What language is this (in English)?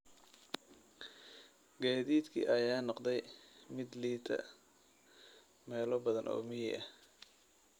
Somali